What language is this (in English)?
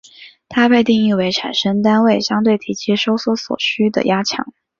Chinese